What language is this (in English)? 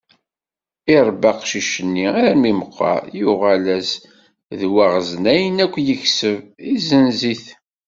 Kabyle